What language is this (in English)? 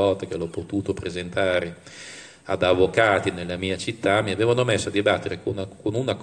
Italian